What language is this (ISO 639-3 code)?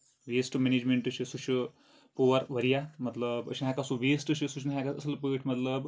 kas